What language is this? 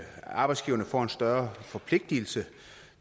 Danish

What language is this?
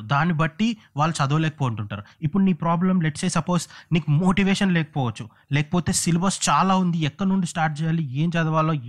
Telugu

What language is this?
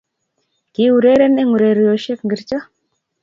Kalenjin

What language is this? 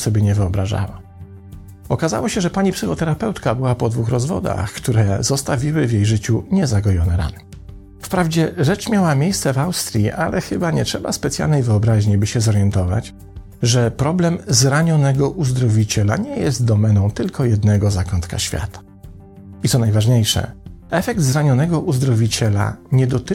Polish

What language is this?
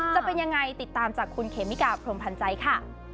Thai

